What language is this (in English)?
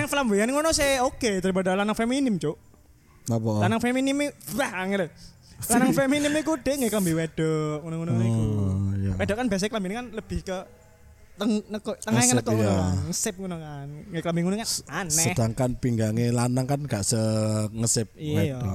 Indonesian